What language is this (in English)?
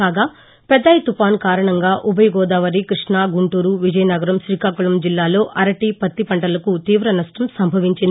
Telugu